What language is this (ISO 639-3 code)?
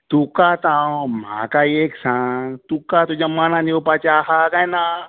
kok